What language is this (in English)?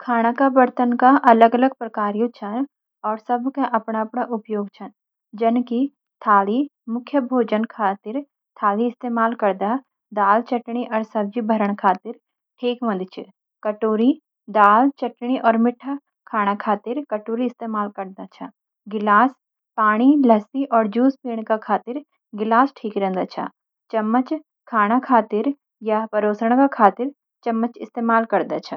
Garhwali